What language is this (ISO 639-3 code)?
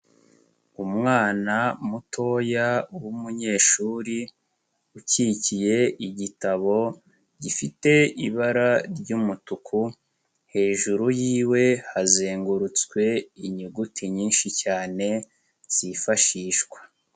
kin